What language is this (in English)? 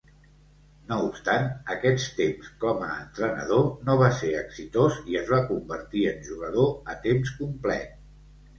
Catalan